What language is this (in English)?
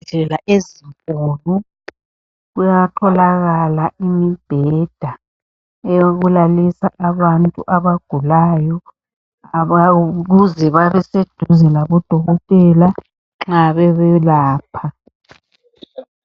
North Ndebele